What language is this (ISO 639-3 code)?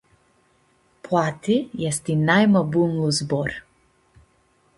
rup